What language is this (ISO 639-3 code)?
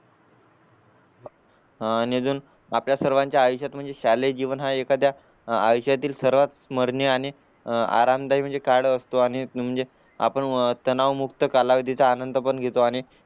mar